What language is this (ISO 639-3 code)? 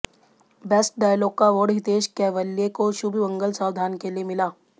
hin